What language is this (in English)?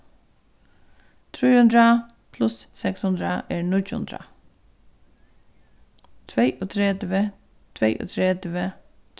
Faroese